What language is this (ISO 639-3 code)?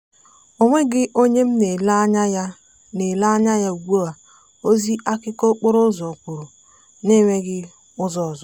ibo